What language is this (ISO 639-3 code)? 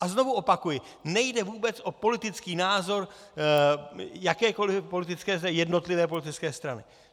ces